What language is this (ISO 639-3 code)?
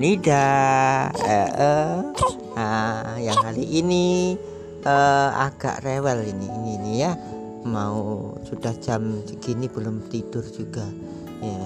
ind